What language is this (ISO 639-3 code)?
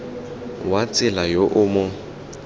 tsn